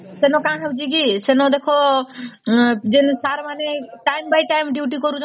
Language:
Odia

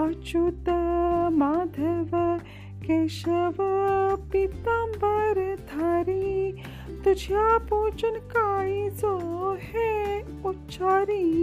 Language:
Marathi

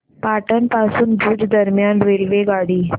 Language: Marathi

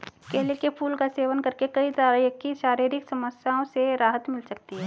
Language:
Hindi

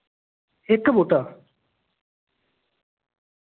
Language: Dogri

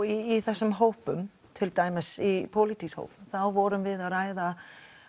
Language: Icelandic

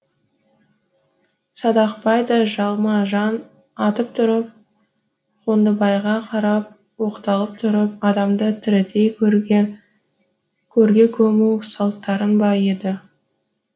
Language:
Kazakh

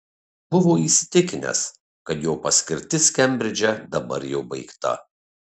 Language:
Lithuanian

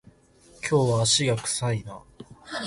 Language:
Japanese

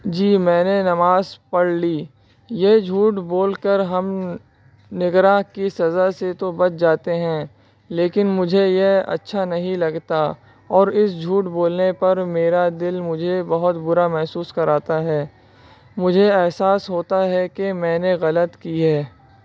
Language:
Urdu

